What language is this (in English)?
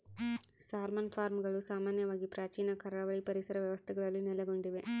Kannada